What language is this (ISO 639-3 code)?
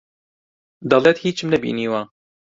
ckb